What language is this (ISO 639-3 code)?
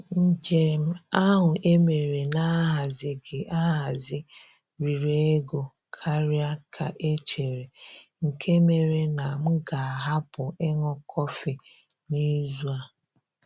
ibo